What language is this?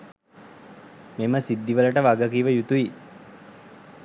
Sinhala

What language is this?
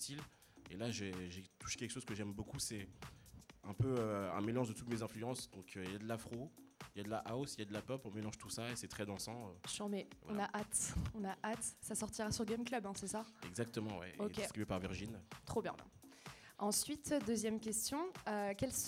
French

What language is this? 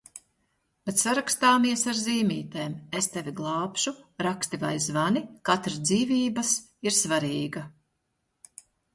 Latvian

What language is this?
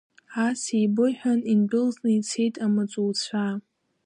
Abkhazian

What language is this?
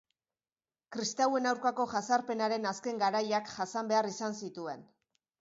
Basque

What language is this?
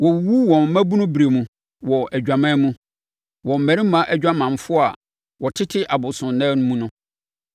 Akan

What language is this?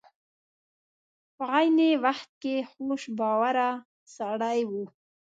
Pashto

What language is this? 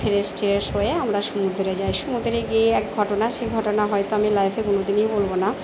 Bangla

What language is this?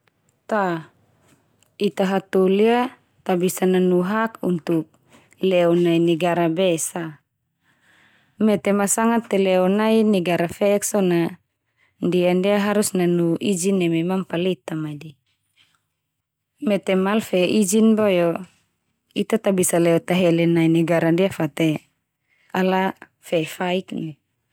Termanu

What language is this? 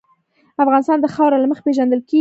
Pashto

